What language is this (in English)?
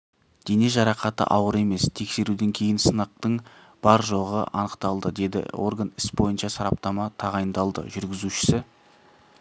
Kazakh